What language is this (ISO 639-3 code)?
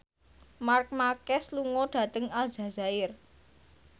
jav